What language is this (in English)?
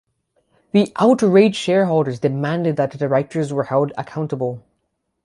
English